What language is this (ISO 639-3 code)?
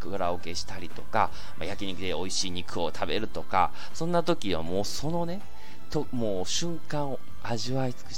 jpn